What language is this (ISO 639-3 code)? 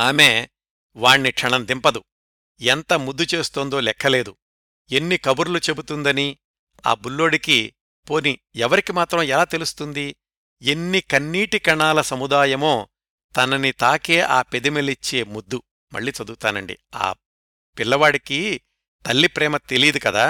tel